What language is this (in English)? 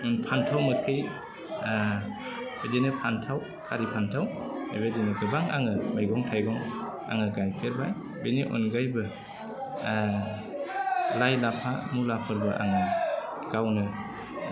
Bodo